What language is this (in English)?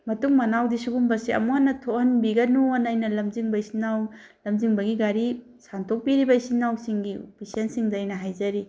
Manipuri